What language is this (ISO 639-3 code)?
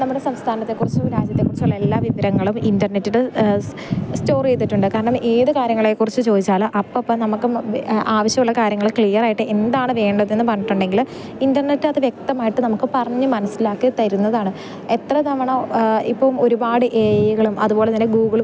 mal